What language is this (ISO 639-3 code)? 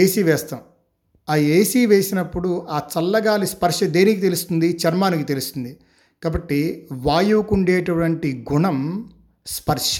tel